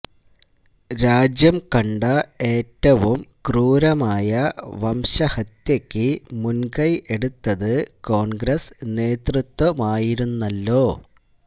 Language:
Malayalam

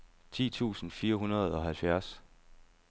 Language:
Danish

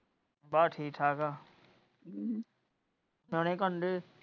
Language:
Punjabi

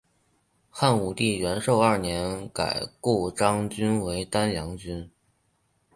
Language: Chinese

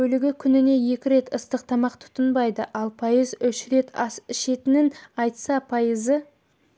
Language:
Kazakh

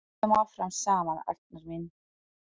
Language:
Icelandic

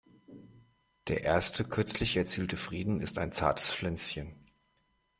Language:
German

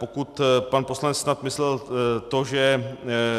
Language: Czech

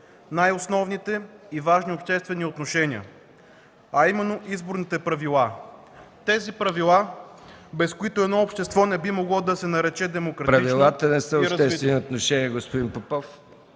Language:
Bulgarian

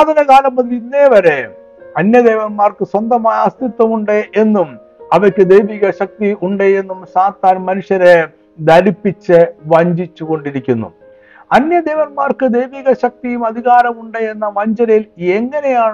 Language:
Malayalam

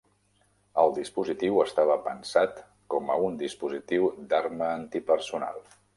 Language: Catalan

